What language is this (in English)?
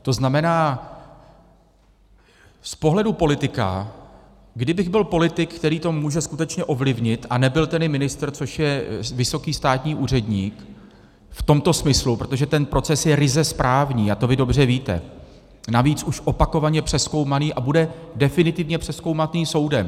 Czech